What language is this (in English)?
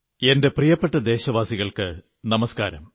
Malayalam